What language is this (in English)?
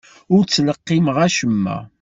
Kabyle